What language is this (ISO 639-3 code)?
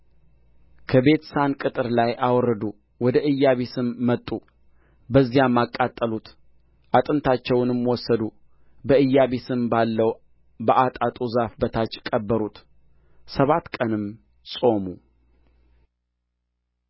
amh